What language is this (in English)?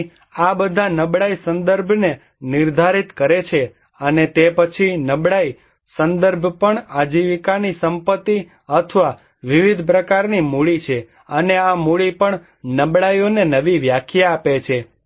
Gujarati